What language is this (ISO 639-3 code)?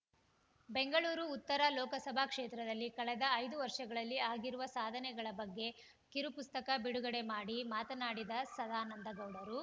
kan